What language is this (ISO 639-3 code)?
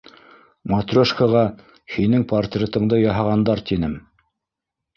bak